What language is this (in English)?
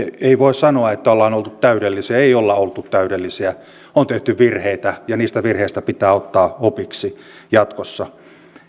Finnish